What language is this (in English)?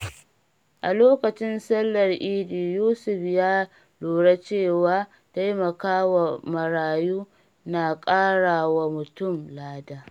Hausa